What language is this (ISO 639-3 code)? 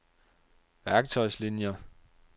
dan